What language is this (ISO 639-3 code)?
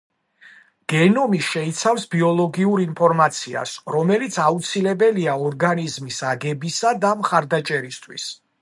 kat